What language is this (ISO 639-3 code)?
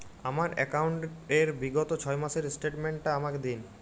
ben